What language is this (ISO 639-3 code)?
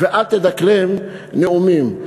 heb